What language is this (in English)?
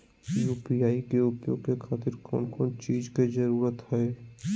Magahi